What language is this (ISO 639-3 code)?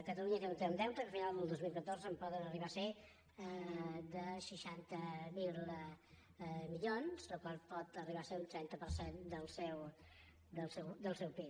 cat